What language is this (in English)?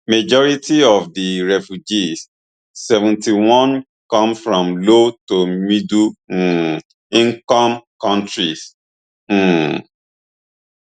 Nigerian Pidgin